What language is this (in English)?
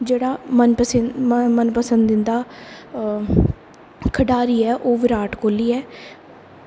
Dogri